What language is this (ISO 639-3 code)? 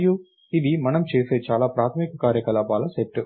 tel